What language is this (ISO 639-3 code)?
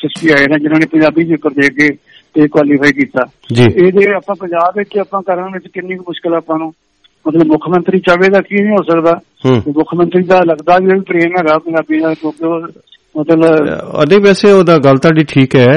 pan